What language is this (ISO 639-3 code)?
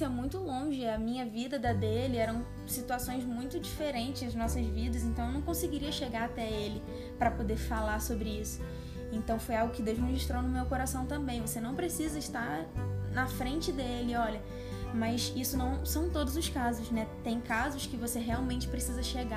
por